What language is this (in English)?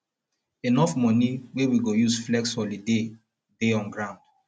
Nigerian Pidgin